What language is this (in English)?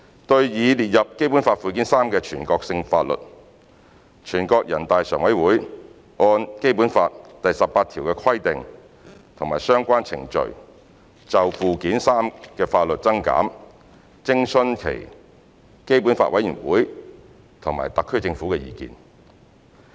Cantonese